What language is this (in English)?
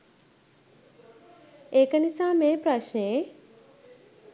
Sinhala